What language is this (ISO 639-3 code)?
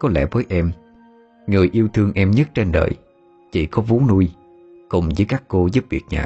vie